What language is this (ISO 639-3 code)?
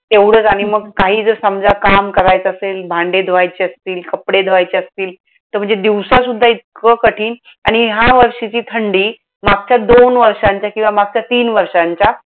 mar